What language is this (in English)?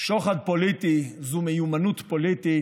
Hebrew